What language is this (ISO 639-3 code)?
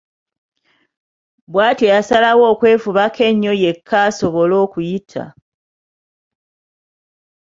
lug